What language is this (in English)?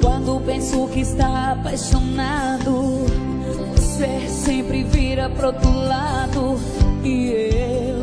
Portuguese